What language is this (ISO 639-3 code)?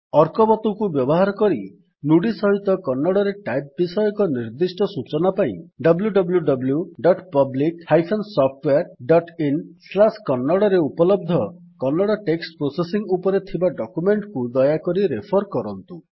ori